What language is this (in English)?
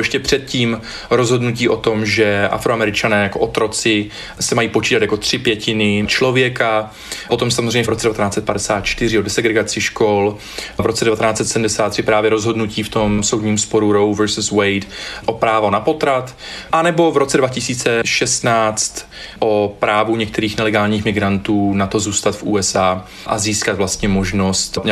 Czech